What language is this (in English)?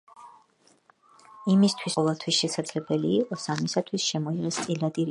Georgian